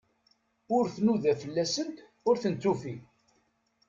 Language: Kabyle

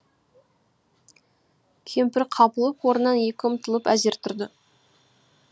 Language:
Kazakh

